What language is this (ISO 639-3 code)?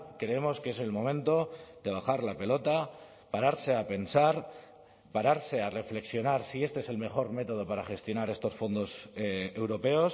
spa